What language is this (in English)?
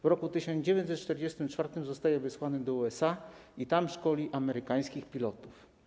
Polish